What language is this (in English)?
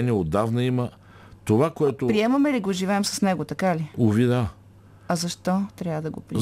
Bulgarian